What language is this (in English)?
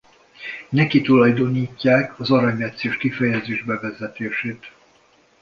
Hungarian